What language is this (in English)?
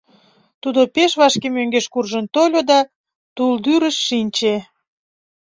Mari